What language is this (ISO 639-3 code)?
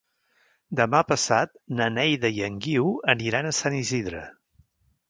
cat